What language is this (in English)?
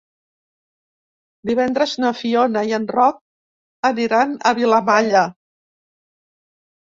Catalan